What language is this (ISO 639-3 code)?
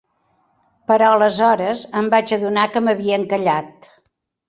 cat